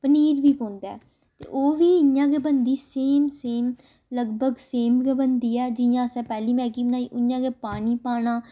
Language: Dogri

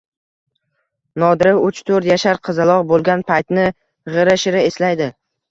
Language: Uzbek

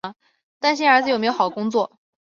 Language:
Chinese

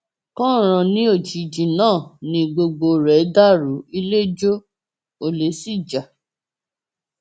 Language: Yoruba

